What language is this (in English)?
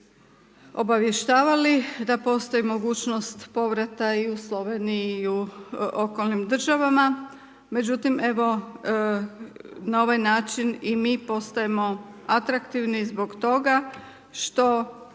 Croatian